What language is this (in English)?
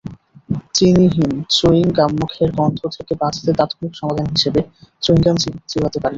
Bangla